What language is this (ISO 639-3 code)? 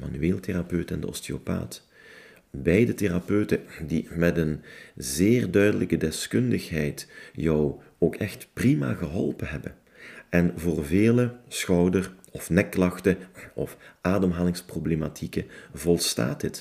nld